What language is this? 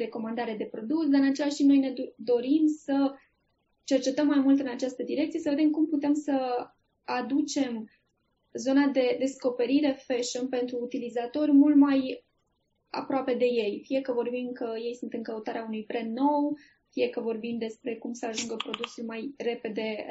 Romanian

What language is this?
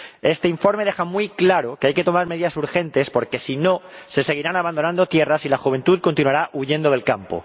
Spanish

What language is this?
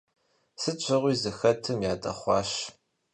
Kabardian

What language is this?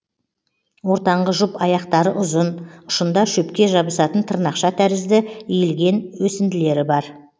Kazakh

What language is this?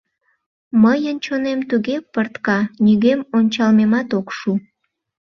Mari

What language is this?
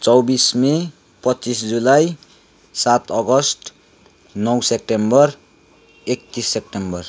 Nepali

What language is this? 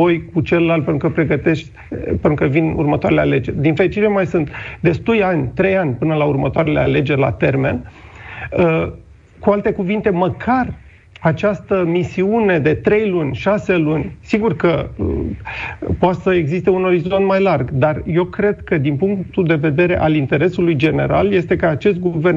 Romanian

